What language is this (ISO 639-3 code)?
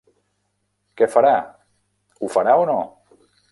cat